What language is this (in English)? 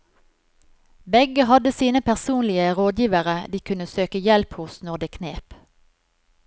Norwegian